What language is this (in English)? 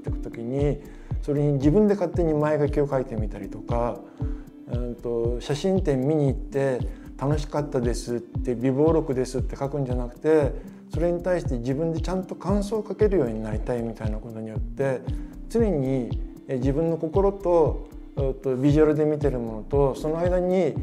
Japanese